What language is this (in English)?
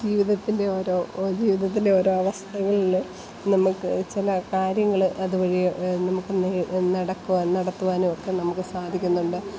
Malayalam